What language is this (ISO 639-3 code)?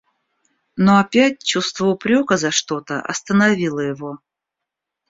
rus